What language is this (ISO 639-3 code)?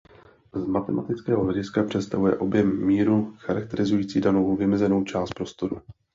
ces